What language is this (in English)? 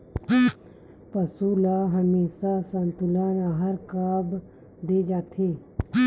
Chhattisgarhi